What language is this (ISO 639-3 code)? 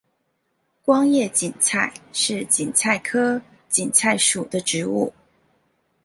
zho